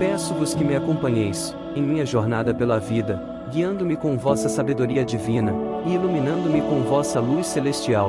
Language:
Portuguese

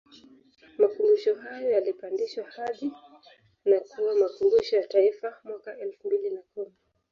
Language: Swahili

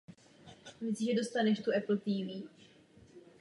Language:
Czech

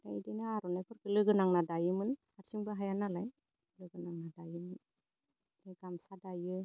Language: Bodo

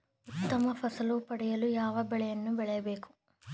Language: Kannada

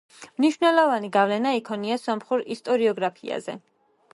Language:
Georgian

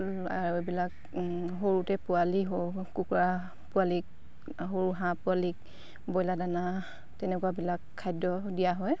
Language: Assamese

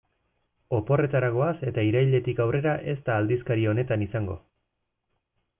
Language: Basque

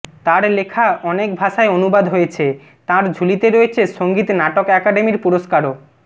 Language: Bangla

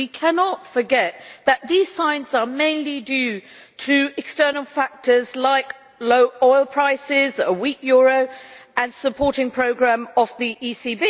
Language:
English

